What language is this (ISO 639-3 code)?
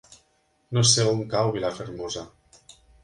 cat